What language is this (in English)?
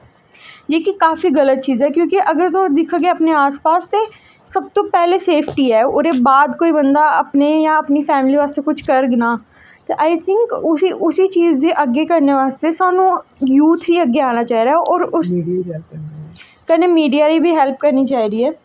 Dogri